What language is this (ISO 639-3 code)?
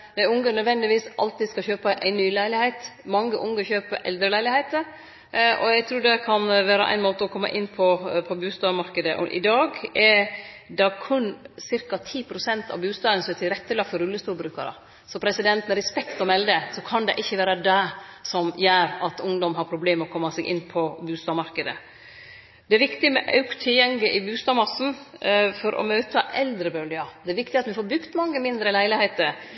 nno